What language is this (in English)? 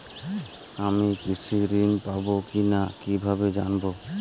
Bangla